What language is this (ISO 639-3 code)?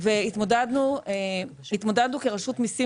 heb